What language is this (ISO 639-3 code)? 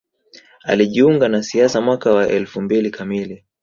swa